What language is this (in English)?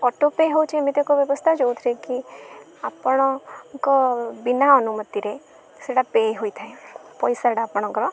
Odia